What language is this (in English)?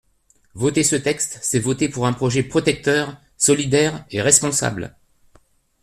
French